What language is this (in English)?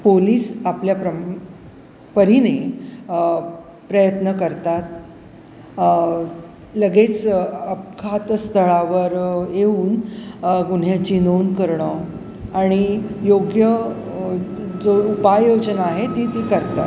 Marathi